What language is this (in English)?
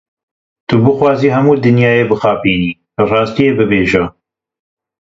Kurdish